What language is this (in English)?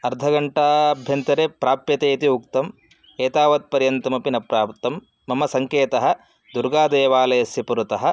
Sanskrit